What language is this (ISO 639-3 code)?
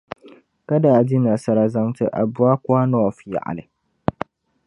dag